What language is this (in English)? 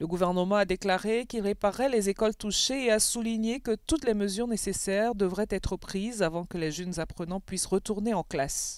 French